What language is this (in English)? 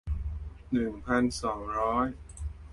Thai